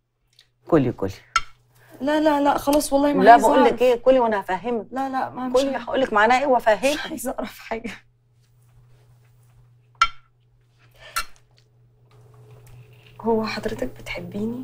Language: Arabic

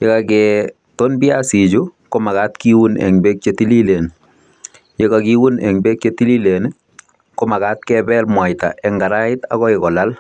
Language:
Kalenjin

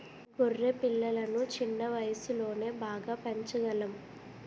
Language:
Telugu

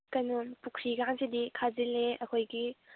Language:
Manipuri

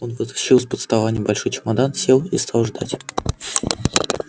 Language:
Russian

